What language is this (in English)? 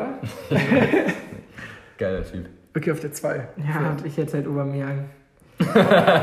German